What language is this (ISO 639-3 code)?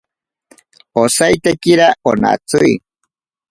prq